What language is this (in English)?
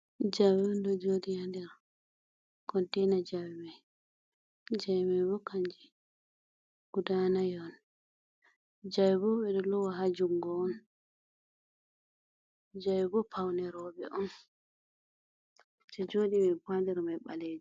Fula